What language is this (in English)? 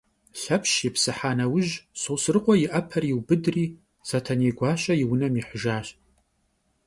Kabardian